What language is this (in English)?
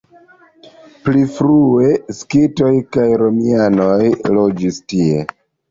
Esperanto